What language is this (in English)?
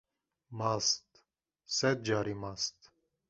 Kurdish